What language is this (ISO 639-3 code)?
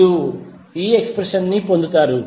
tel